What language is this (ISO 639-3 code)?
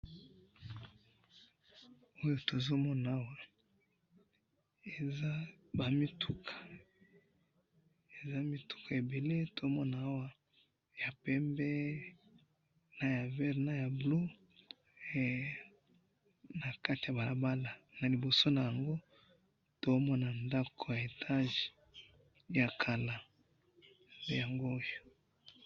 lin